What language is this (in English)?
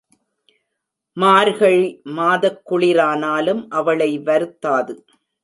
Tamil